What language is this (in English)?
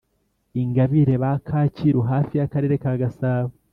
Kinyarwanda